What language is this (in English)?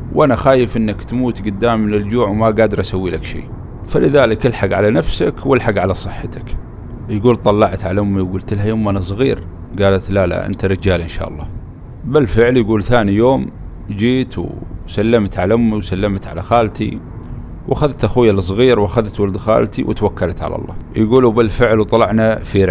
Arabic